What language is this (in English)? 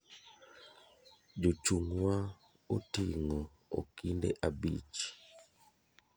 Luo (Kenya and Tanzania)